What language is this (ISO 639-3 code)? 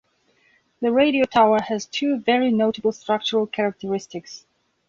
eng